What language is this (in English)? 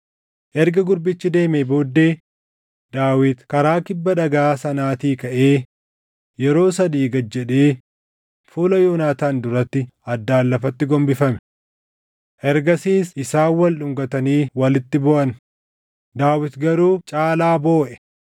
Oromo